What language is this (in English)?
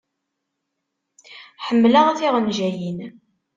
Kabyle